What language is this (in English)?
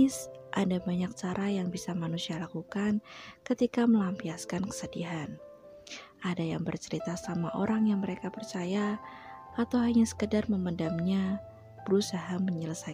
Indonesian